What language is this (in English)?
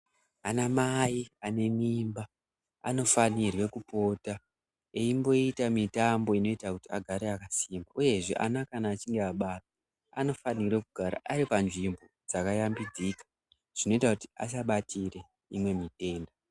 Ndau